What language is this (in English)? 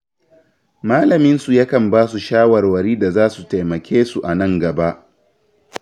Hausa